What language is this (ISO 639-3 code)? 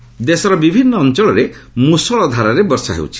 ori